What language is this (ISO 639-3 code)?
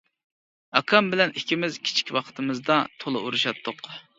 uig